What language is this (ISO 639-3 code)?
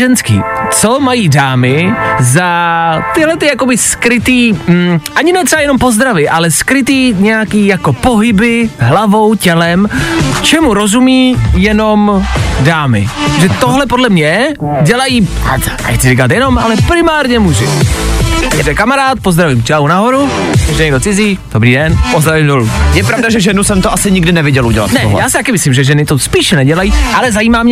ces